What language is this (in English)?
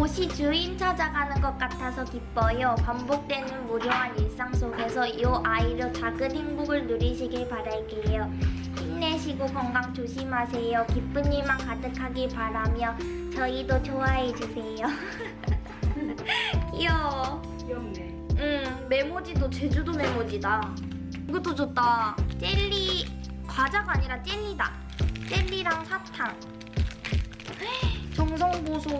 Korean